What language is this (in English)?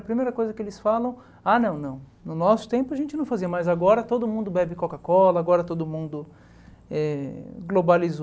Portuguese